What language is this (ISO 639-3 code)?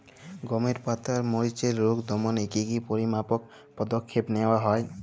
ben